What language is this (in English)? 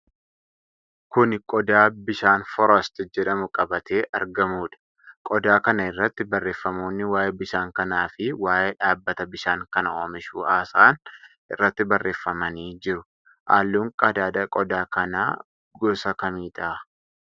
Oromo